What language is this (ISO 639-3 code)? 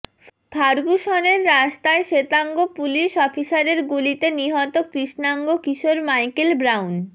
ben